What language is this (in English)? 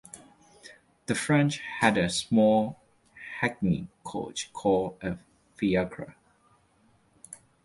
English